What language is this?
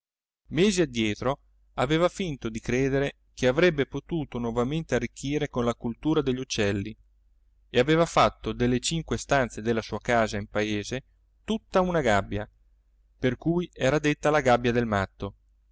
Italian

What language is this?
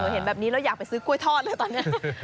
Thai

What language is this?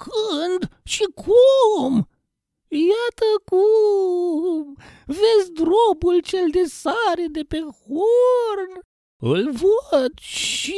Romanian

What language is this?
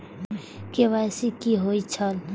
Maithili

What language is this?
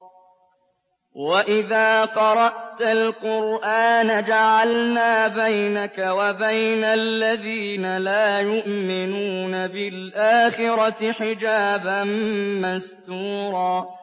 Arabic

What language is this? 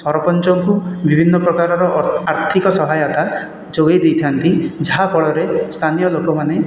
Odia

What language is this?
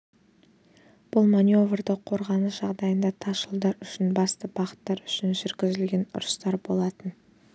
Kazakh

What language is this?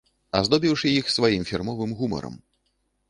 Belarusian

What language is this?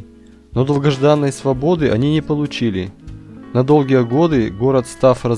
Russian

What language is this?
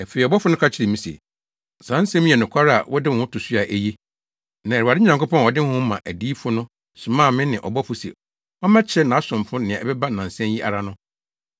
Akan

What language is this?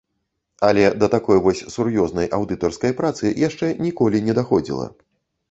Belarusian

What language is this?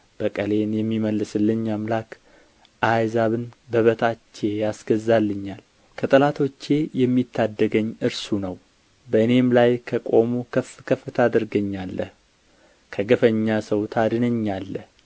Amharic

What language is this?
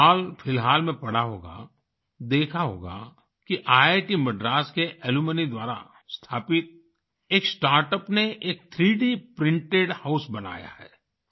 Hindi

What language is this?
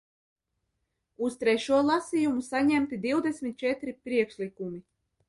Latvian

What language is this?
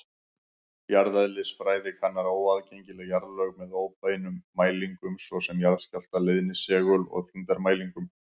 Icelandic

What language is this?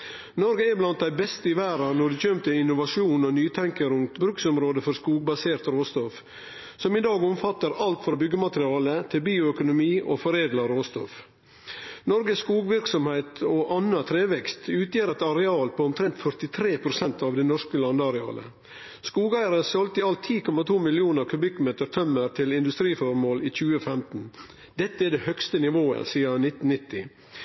Norwegian Nynorsk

